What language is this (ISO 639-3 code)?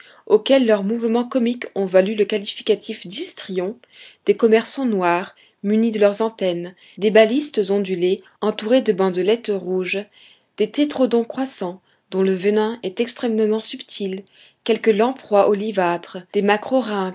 fra